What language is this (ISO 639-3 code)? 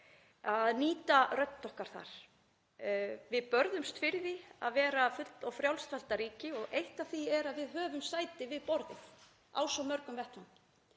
isl